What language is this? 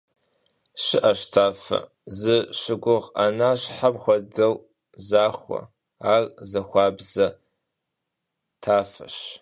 Kabardian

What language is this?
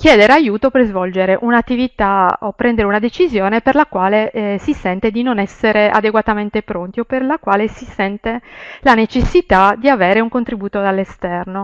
Italian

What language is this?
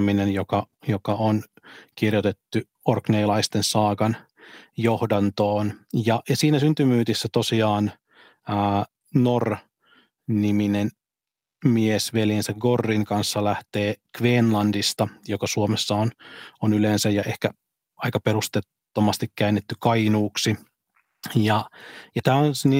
Finnish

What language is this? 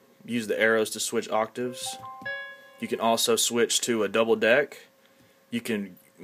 English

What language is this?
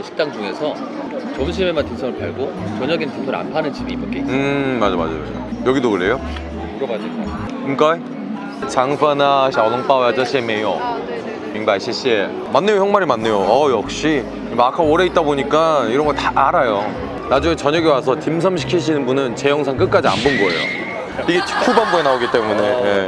Korean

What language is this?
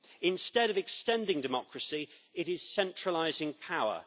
English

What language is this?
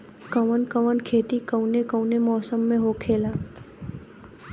Bhojpuri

